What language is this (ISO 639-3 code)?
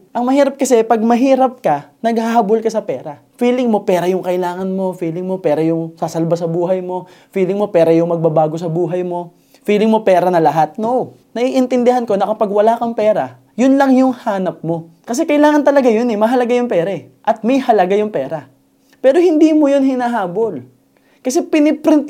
fil